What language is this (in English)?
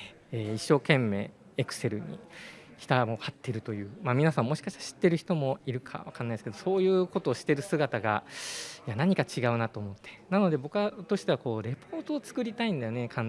Japanese